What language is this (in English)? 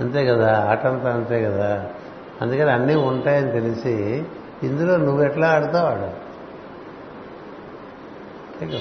Telugu